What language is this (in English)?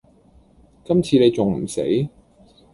Cantonese